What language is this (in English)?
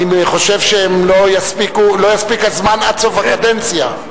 Hebrew